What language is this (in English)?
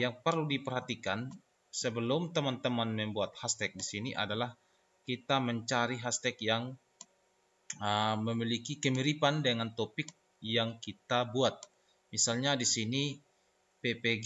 Indonesian